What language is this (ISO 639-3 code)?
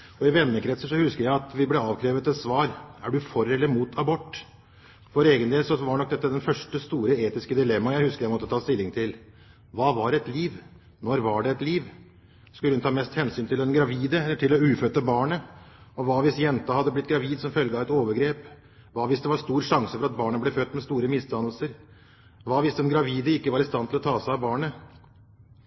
nob